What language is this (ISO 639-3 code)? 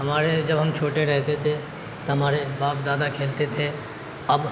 urd